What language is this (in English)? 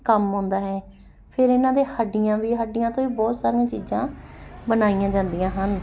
Punjabi